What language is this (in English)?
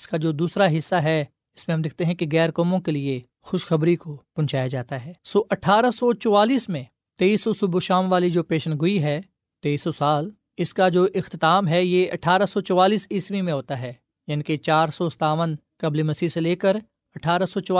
Urdu